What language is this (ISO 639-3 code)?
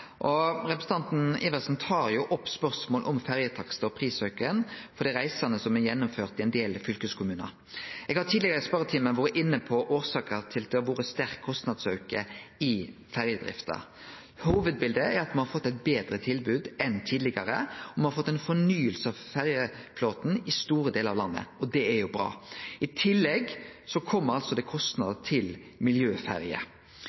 nno